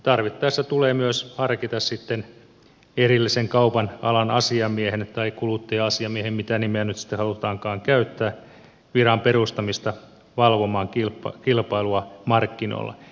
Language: Finnish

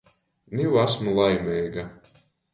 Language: Latgalian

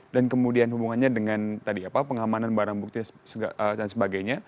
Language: Indonesian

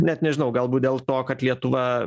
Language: Lithuanian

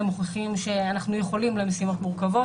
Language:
Hebrew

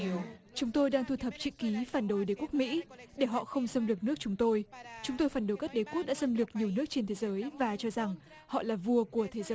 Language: Vietnamese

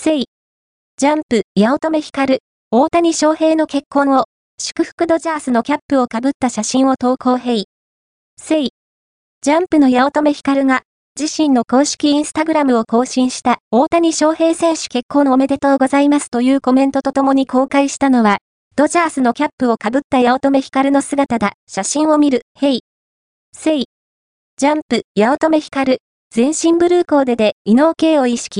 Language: Japanese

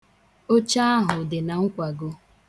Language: Igbo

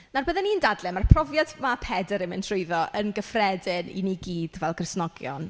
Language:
Welsh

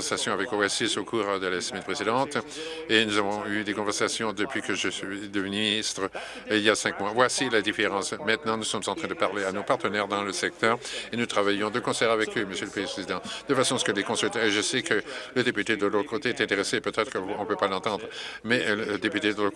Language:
French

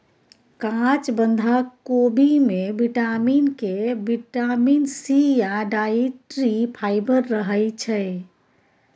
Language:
Maithili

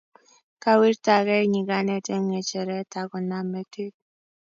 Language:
Kalenjin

